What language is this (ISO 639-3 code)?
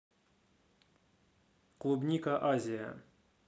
rus